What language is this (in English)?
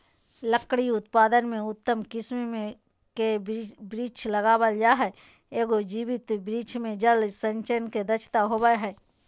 Magahi